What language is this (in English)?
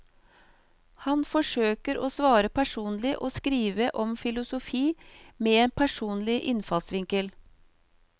Norwegian